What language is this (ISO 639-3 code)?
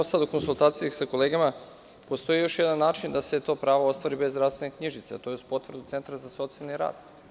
srp